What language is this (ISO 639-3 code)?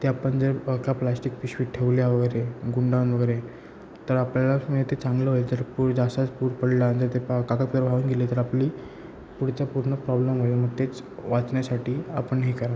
mar